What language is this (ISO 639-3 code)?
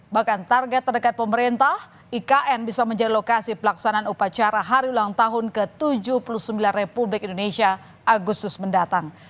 ind